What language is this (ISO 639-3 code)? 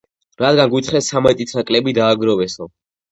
kat